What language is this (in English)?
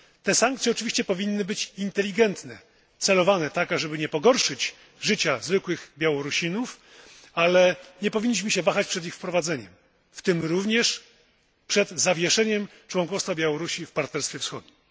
Polish